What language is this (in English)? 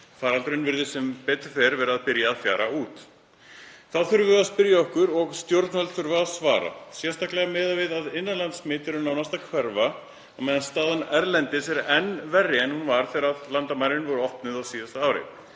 Icelandic